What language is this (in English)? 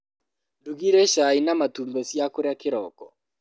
Kikuyu